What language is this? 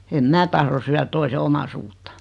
Finnish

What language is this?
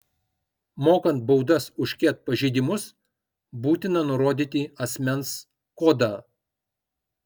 Lithuanian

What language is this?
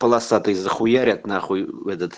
Russian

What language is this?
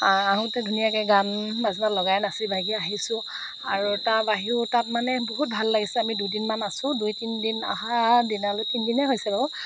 Assamese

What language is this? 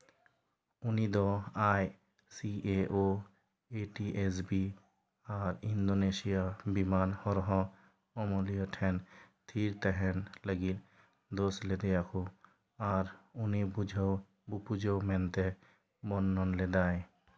Santali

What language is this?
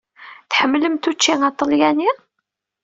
Kabyle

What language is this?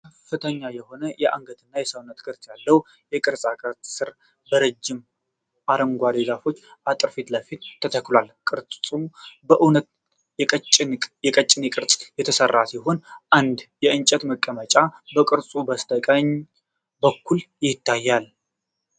Amharic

